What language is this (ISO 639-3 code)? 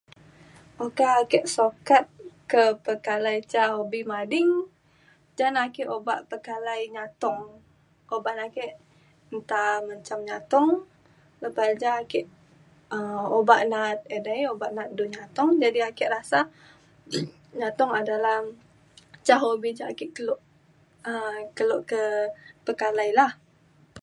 xkl